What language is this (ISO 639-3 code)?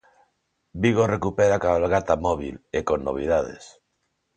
glg